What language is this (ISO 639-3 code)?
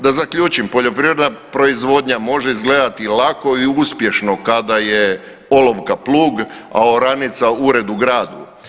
hrv